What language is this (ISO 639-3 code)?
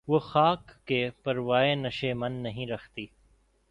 urd